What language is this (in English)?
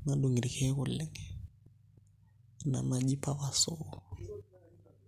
Masai